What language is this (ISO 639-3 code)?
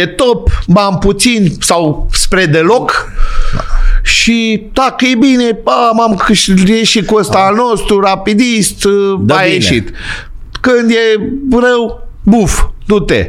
ron